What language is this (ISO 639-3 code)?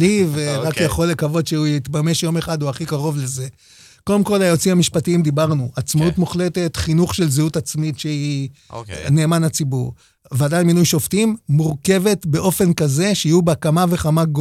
heb